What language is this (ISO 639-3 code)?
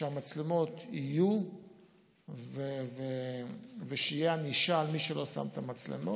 heb